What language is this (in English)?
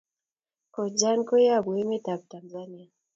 Kalenjin